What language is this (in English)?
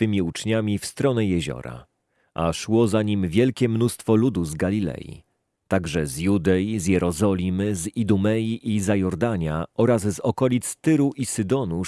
Polish